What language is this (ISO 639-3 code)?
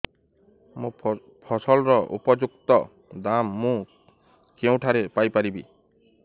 ori